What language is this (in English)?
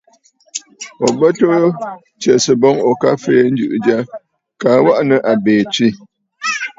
Bafut